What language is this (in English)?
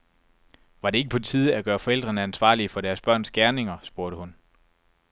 Danish